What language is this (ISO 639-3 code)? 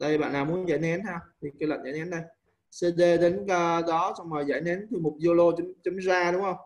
vie